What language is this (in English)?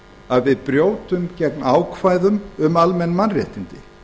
Icelandic